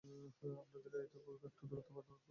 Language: Bangla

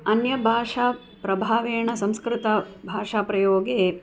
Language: Sanskrit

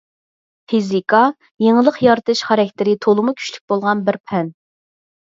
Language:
Uyghur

